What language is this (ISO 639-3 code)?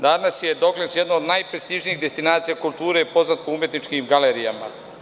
srp